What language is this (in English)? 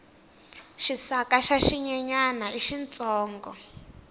Tsonga